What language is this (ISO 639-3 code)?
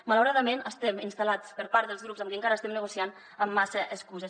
cat